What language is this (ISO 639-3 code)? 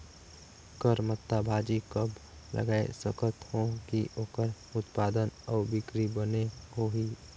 hne